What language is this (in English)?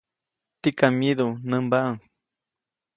Copainalá Zoque